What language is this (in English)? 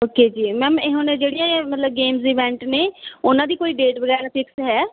Punjabi